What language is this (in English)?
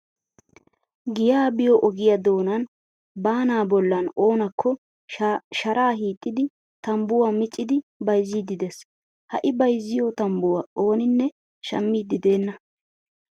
Wolaytta